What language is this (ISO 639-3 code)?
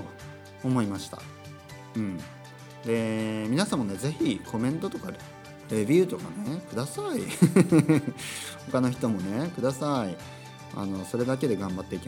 jpn